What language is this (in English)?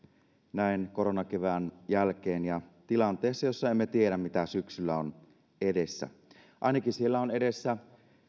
Finnish